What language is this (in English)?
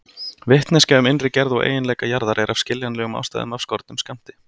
Icelandic